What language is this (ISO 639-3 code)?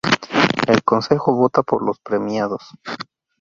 spa